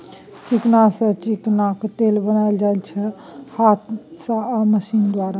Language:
Maithili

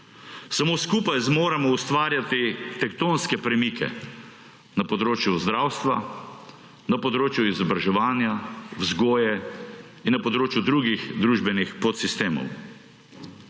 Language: Slovenian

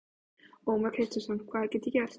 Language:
Icelandic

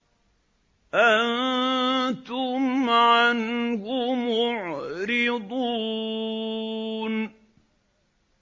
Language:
Arabic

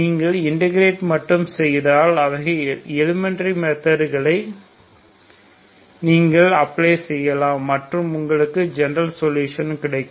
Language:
Tamil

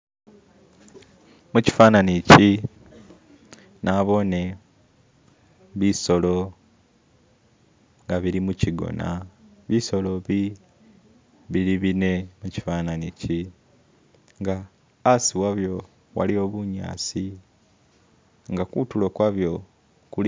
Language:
Masaaba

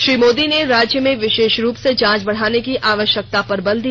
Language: Hindi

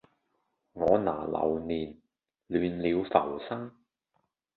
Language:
Cantonese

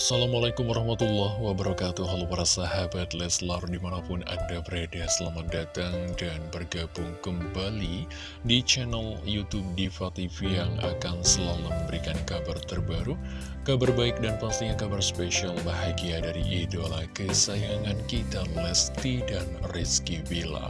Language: Indonesian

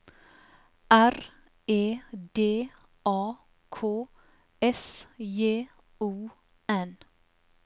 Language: Norwegian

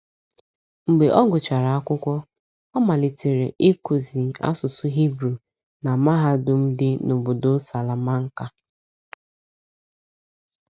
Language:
Igbo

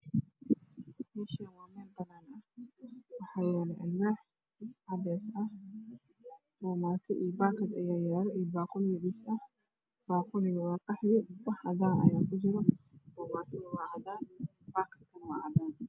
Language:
Somali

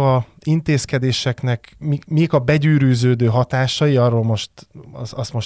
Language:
Hungarian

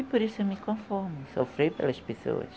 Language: Portuguese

